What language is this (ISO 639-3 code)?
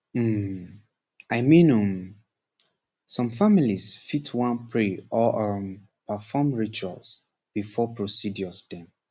pcm